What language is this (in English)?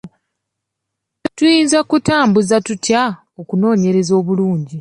Ganda